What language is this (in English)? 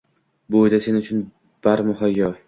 Uzbek